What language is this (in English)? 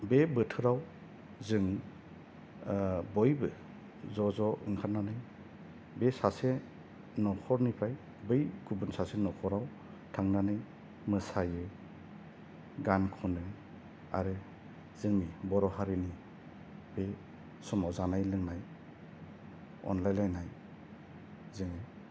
Bodo